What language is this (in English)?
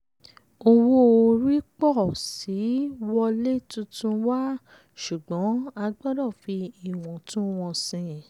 Yoruba